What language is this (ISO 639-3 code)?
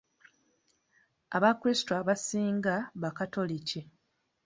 lug